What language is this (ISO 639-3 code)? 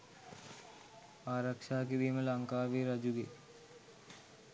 sin